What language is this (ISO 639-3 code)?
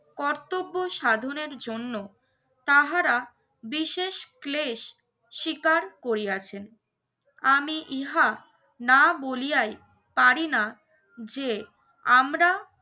ben